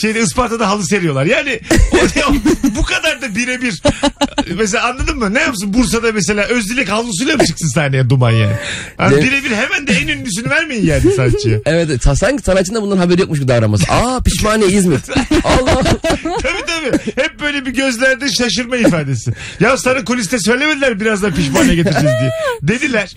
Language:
Turkish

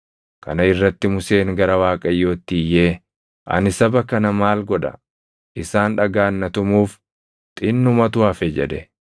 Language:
Oromo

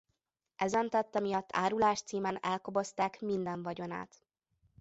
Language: Hungarian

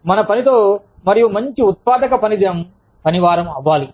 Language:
Telugu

